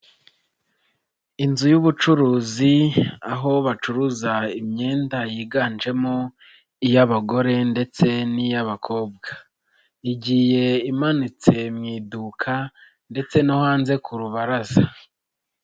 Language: Kinyarwanda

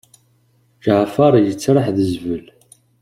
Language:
Kabyle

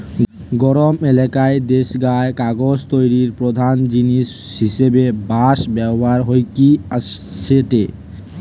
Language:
Bangla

